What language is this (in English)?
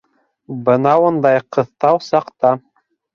Bashkir